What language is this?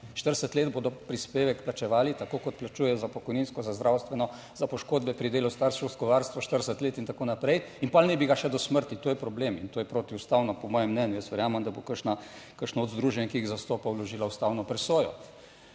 Slovenian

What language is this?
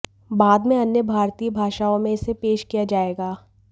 Hindi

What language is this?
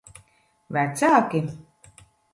Latvian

